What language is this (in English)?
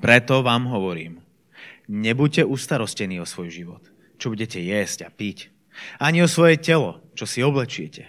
Slovak